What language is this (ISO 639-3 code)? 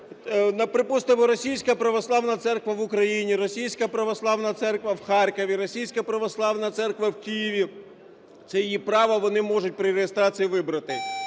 ukr